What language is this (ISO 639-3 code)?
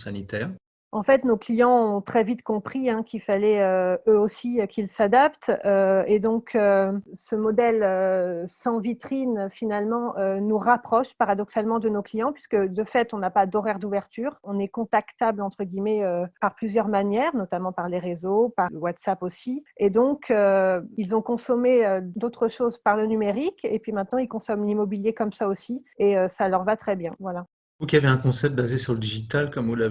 fra